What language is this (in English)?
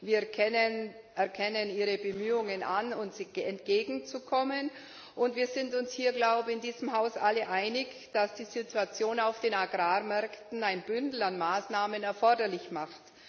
German